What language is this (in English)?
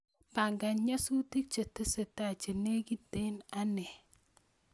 Kalenjin